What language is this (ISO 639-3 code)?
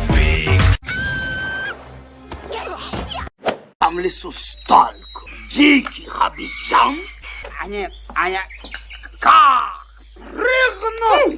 rus